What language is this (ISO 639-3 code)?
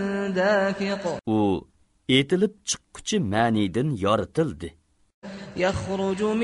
tur